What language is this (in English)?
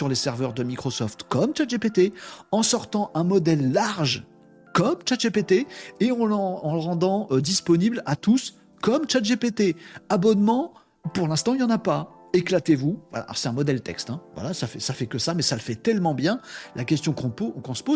French